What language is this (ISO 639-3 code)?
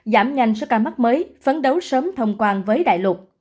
vie